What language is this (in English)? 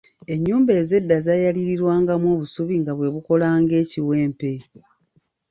Ganda